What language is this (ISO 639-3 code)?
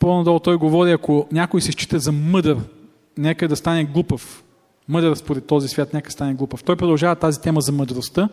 bul